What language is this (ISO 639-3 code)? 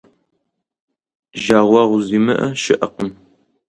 kbd